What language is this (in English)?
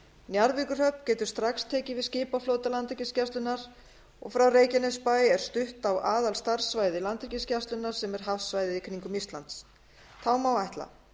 Icelandic